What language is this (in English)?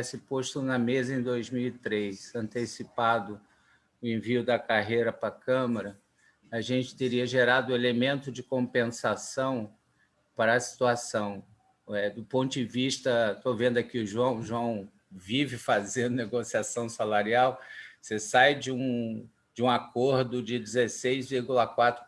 Portuguese